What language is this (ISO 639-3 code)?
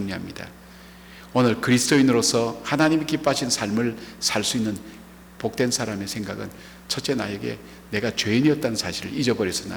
kor